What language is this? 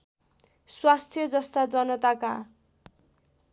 Nepali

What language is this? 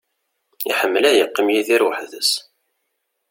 Kabyle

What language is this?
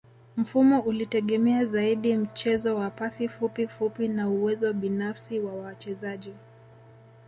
Swahili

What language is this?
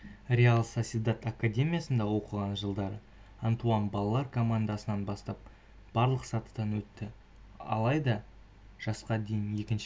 Kazakh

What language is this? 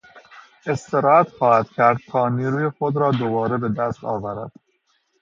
Persian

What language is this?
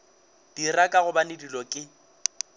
Northern Sotho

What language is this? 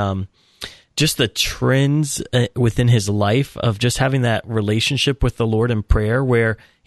English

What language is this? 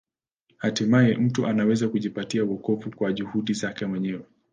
Swahili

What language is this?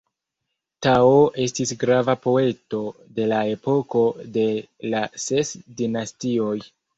Esperanto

